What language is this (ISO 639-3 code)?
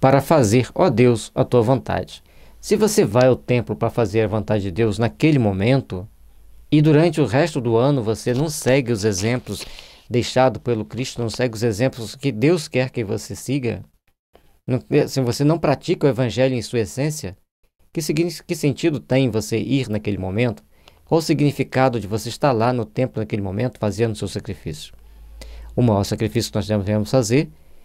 por